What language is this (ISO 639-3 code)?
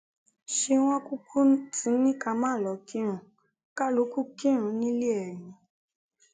yor